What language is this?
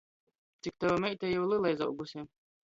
Latgalian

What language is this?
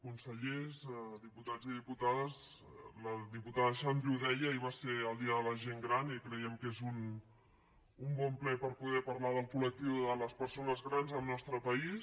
Catalan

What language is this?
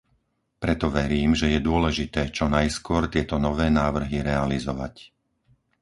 Slovak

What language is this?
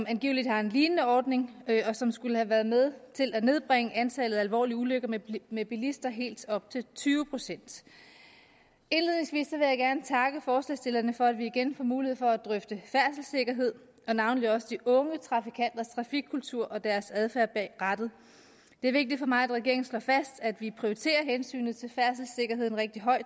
Danish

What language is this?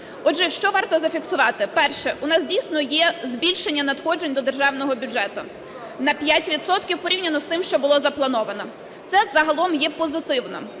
Ukrainian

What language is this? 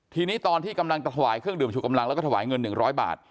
Thai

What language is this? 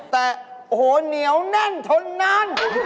Thai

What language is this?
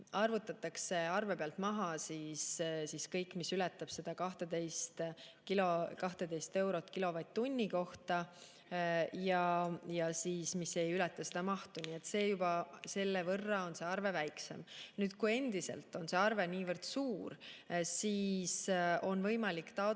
Estonian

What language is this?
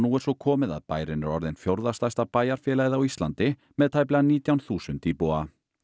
Icelandic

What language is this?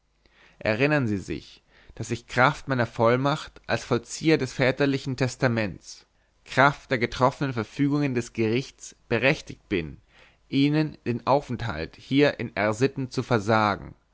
German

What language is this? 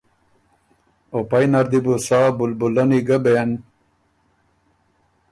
Ormuri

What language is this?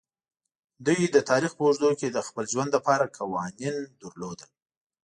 Pashto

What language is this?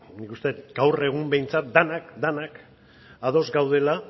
Basque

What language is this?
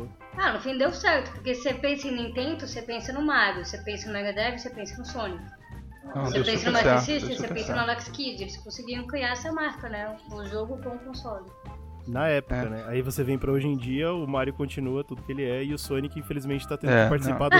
Portuguese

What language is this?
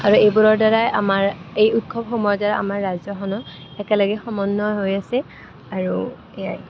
Assamese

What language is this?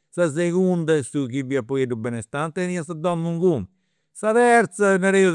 Campidanese Sardinian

